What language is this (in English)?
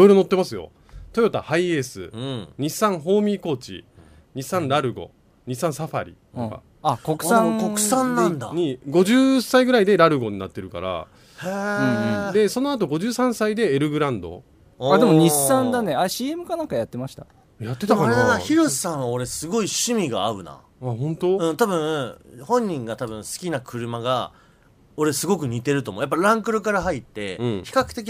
Japanese